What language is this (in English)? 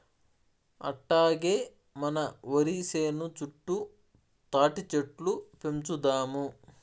Telugu